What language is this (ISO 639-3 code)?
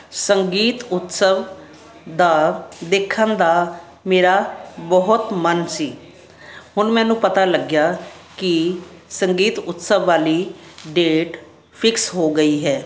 pan